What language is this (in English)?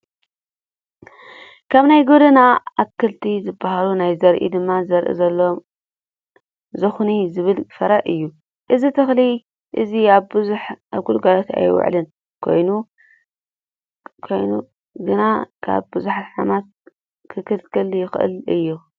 Tigrinya